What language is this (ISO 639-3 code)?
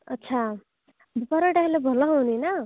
ori